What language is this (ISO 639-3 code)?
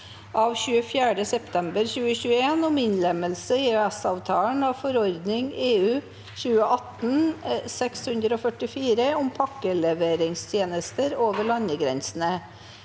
nor